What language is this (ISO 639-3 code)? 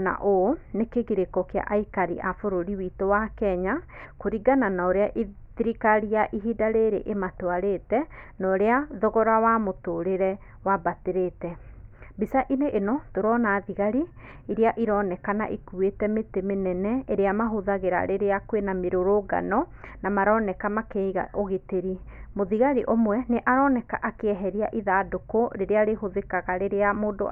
kik